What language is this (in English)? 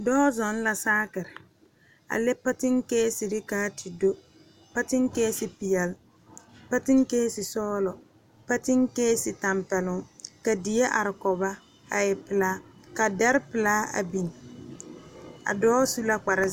Southern Dagaare